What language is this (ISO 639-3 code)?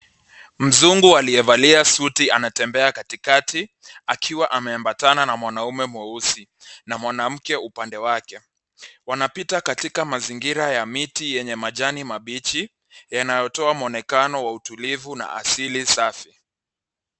swa